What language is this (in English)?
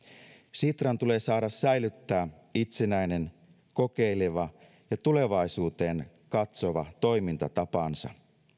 Finnish